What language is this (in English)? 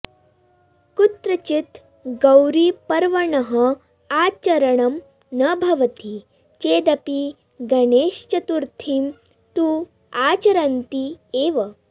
Sanskrit